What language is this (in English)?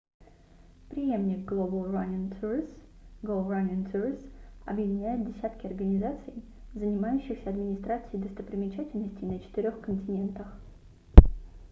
Russian